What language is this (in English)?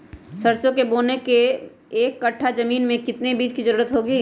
Magahi